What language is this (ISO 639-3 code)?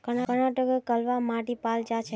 mag